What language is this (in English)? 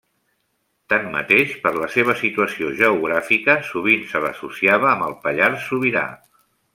Catalan